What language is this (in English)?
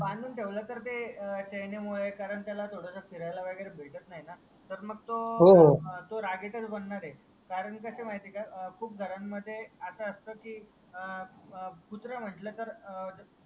Marathi